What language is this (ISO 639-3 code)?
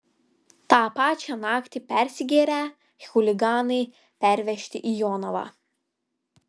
lit